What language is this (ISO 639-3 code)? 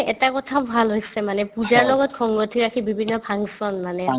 asm